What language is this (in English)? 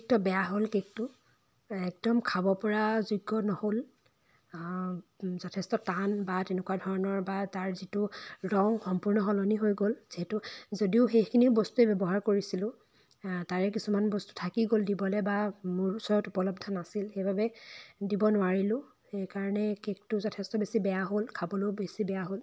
Assamese